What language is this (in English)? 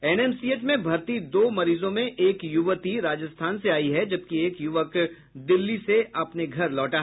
Hindi